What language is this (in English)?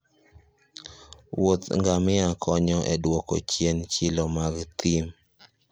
Luo (Kenya and Tanzania)